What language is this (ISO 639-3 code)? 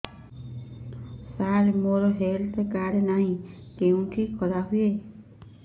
ori